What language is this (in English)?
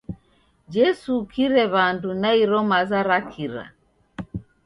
Taita